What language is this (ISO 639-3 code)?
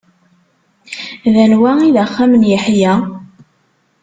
kab